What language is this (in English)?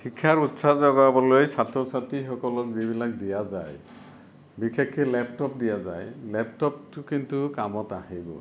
Assamese